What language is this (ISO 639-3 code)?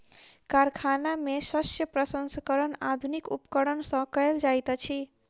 mai